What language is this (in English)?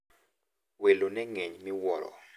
Luo (Kenya and Tanzania)